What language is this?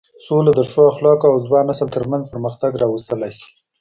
Pashto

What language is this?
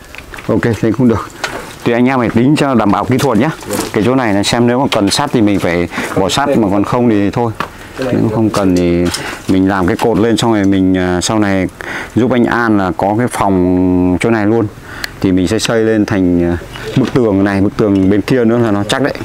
Vietnamese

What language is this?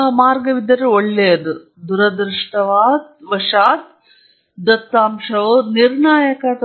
Kannada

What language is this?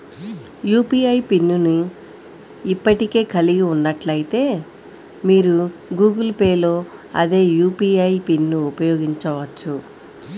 Telugu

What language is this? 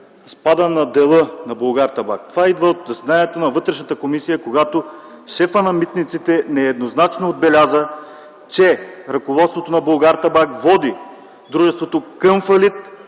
Bulgarian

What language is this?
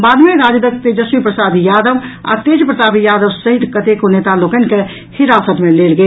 Maithili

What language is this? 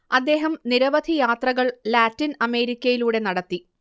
Malayalam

